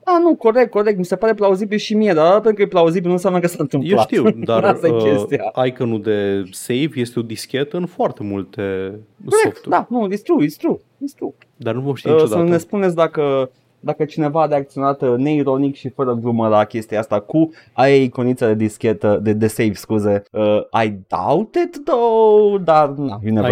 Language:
Romanian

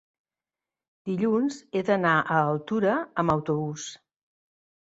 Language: Catalan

